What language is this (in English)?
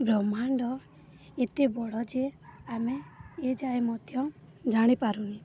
Odia